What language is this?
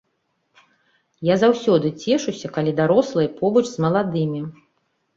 Belarusian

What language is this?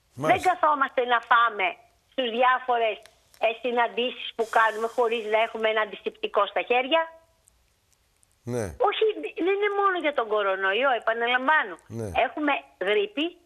Greek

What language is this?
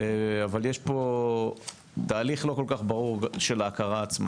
Hebrew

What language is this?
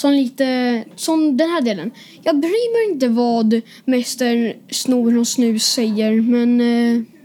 Swedish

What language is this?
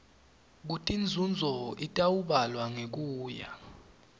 Swati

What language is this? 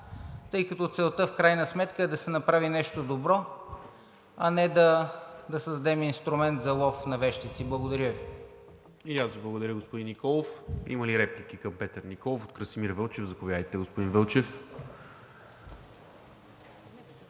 Bulgarian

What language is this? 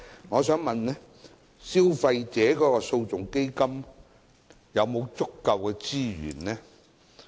Cantonese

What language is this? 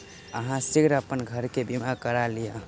Maithili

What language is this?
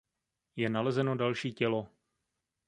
Czech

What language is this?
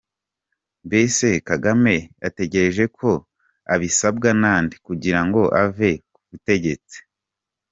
Kinyarwanda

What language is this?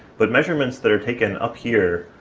English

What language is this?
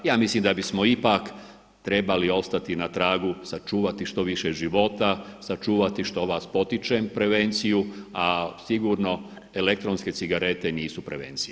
Croatian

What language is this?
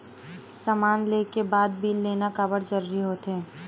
Chhattisgarhi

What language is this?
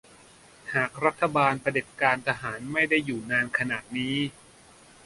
Thai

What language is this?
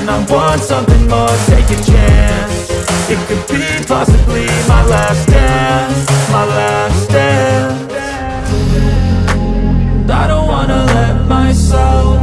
English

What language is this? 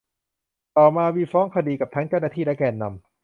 Thai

